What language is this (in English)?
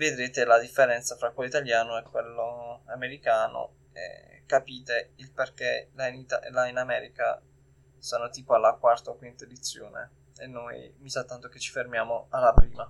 Italian